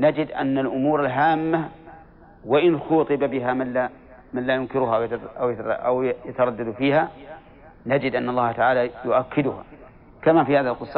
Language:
Arabic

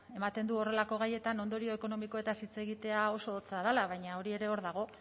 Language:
Basque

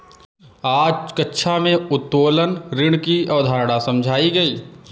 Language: Hindi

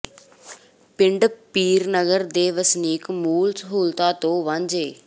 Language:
Punjabi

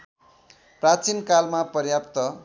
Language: Nepali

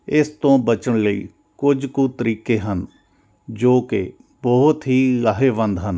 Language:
Punjabi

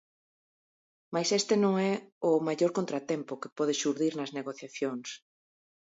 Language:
Galician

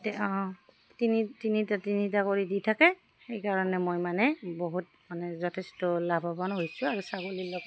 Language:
Assamese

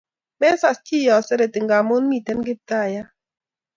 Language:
Kalenjin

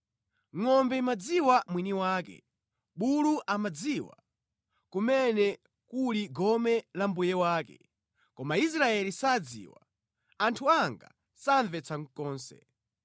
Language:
Nyanja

